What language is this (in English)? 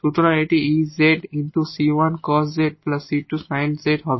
Bangla